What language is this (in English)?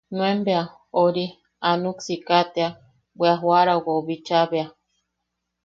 Yaqui